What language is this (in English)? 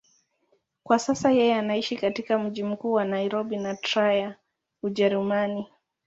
Swahili